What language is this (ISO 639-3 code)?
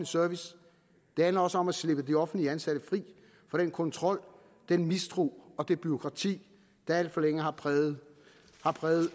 dan